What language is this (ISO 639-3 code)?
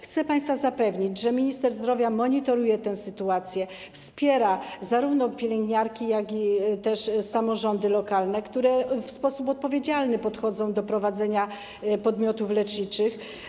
pol